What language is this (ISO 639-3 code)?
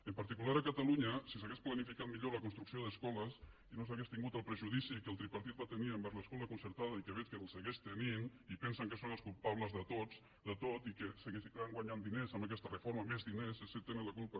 cat